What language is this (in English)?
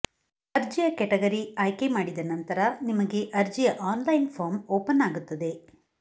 Kannada